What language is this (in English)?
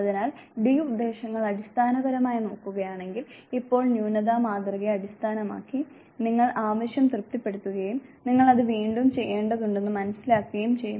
Malayalam